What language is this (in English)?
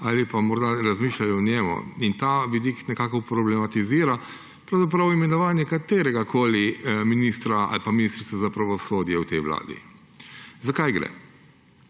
Slovenian